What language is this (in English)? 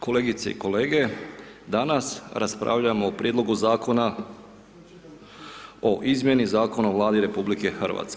Croatian